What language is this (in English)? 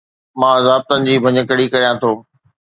Sindhi